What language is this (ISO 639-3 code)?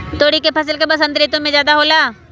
mag